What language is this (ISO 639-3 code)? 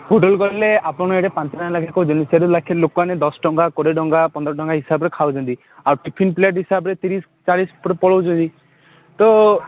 ori